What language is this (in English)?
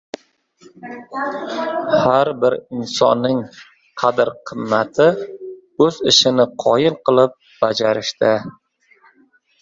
Uzbek